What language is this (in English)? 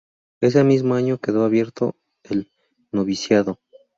Spanish